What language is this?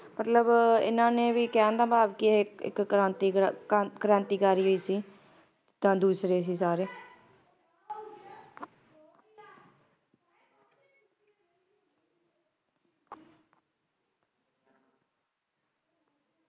Punjabi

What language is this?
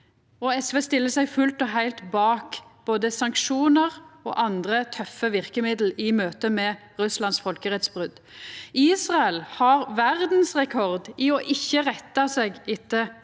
Norwegian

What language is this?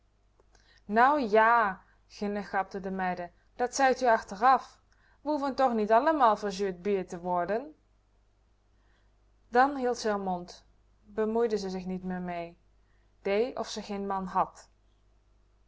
Dutch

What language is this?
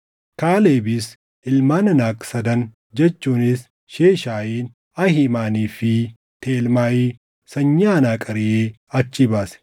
Oromo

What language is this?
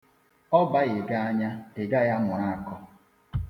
Igbo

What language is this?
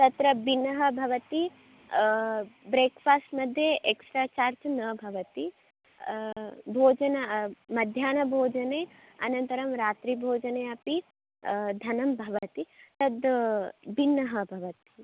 Sanskrit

